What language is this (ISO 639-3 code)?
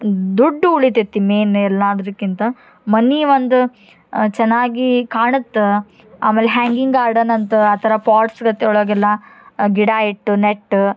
kan